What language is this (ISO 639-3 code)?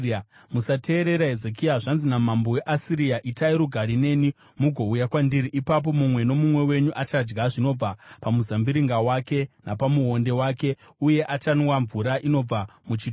sna